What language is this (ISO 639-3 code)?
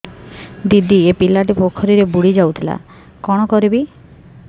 ori